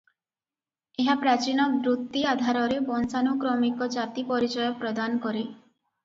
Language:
Odia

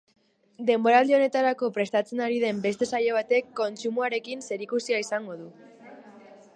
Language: Basque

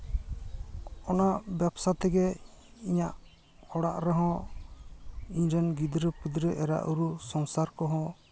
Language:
Santali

